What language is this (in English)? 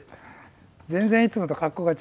Japanese